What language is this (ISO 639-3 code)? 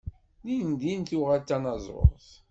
kab